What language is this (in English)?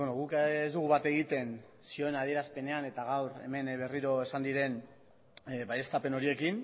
Basque